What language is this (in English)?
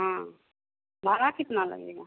Hindi